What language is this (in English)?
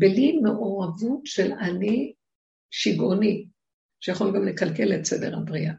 Hebrew